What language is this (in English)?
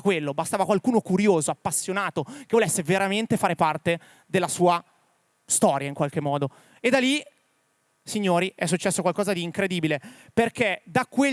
Italian